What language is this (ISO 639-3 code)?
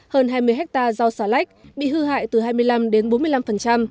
vie